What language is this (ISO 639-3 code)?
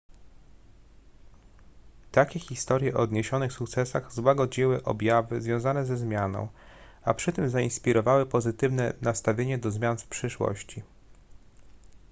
pol